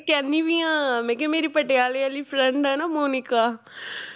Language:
Punjabi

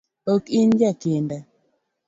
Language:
Luo (Kenya and Tanzania)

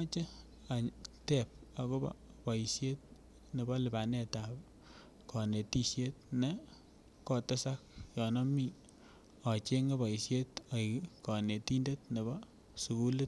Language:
Kalenjin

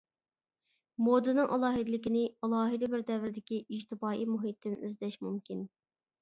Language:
Uyghur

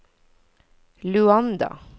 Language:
Norwegian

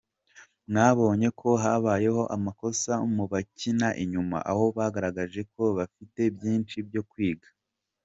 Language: Kinyarwanda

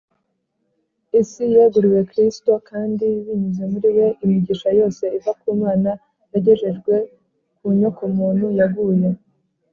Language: Kinyarwanda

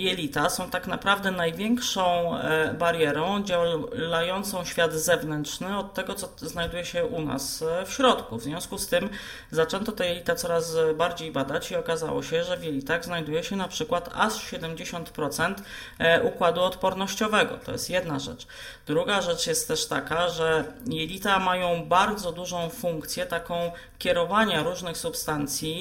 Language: Polish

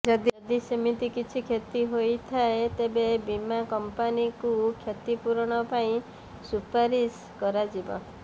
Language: Odia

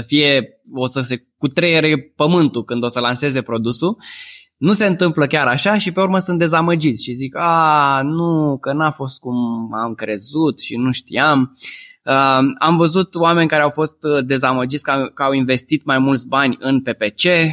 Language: Romanian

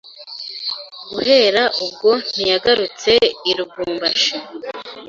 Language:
Kinyarwanda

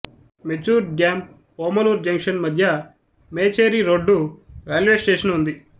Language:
Telugu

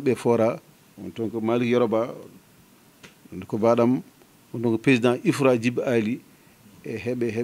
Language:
French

